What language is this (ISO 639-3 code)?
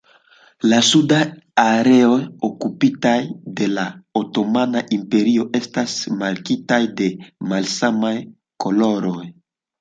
epo